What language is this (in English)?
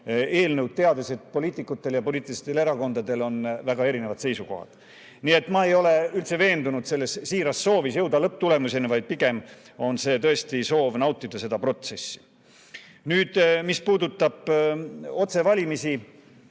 Estonian